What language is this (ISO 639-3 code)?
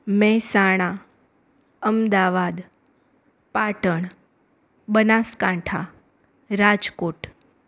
guj